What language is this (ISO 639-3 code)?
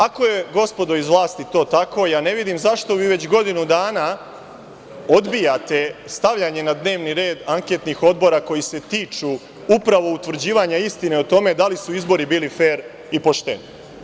srp